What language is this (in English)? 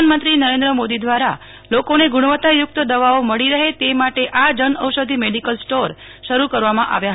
Gujarati